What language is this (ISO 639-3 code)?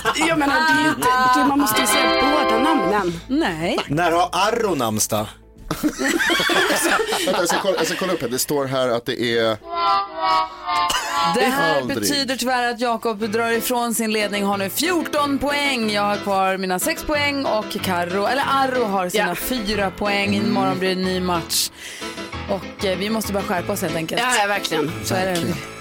swe